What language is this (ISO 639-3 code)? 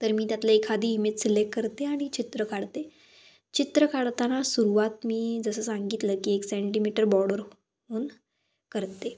mar